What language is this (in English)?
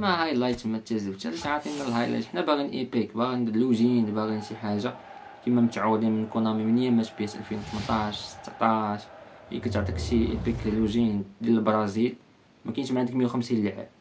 Arabic